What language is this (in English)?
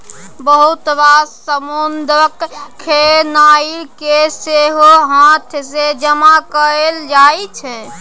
Maithili